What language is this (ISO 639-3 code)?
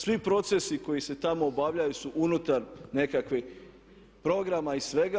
hrv